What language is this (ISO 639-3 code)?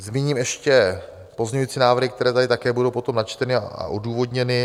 ces